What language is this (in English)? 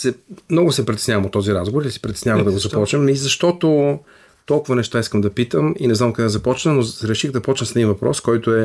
Bulgarian